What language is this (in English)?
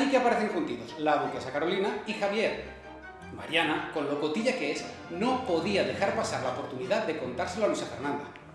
Spanish